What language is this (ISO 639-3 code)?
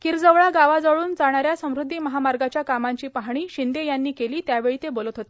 mar